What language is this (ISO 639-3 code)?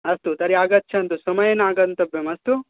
san